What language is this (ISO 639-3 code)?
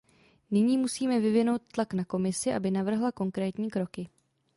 ces